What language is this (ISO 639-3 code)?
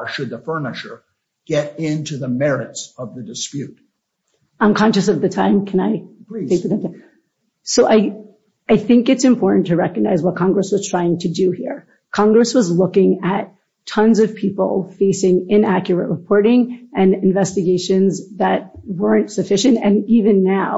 eng